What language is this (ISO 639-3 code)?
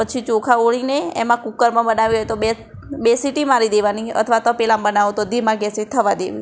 guj